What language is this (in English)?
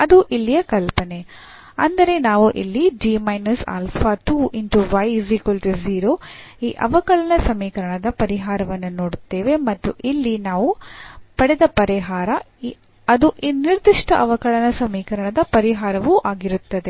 Kannada